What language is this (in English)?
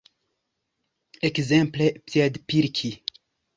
Esperanto